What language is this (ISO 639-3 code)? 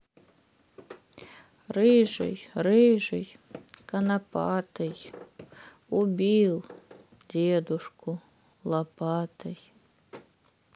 rus